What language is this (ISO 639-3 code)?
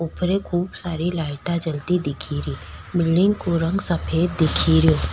raj